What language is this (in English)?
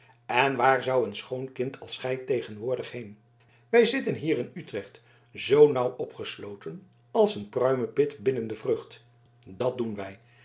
Dutch